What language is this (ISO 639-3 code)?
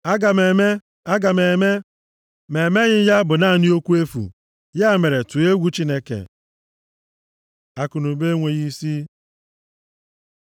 ibo